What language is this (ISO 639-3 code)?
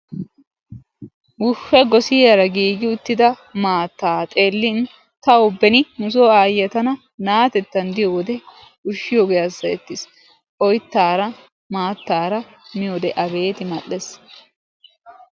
wal